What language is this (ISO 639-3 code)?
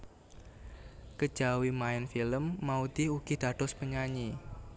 jav